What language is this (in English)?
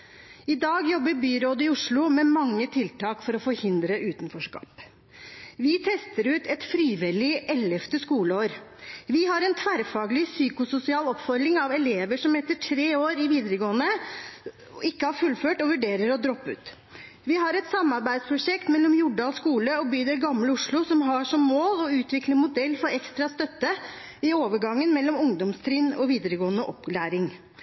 Norwegian Bokmål